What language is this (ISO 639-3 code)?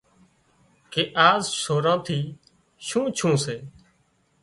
kxp